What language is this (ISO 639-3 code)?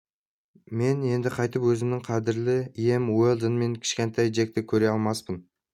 kaz